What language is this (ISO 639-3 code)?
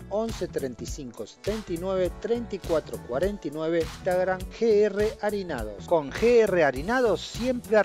spa